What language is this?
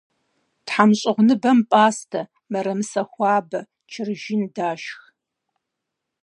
Kabardian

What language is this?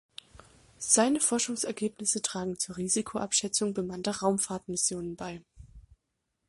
German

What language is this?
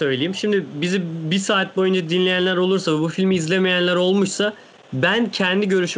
Turkish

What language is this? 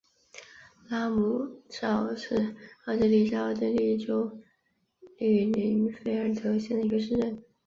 Chinese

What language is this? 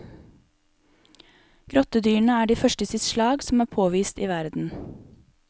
Norwegian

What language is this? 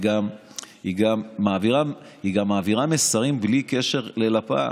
Hebrew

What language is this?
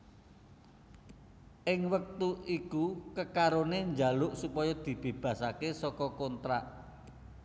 Javanese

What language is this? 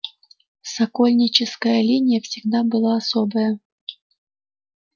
Russian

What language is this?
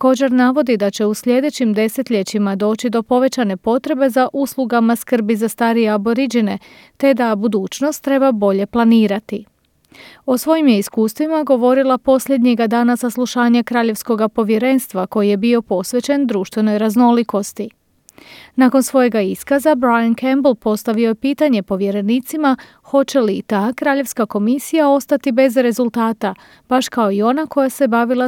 Croatian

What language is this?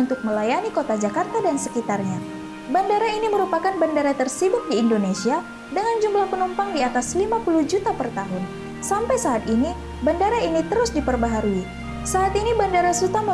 Indonesian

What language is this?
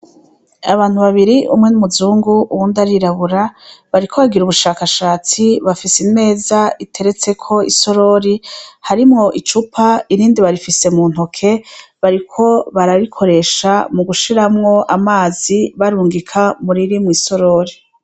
Rundi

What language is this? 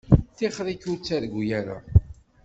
Kabyle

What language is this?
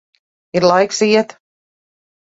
Latvian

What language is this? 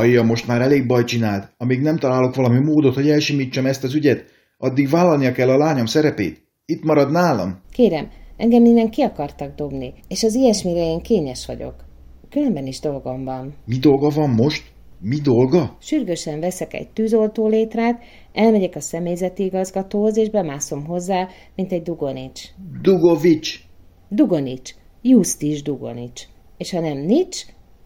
Hungarian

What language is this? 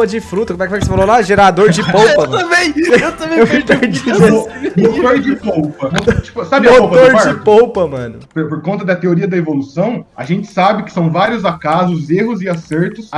Portuguese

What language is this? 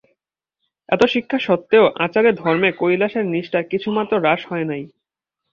Bangla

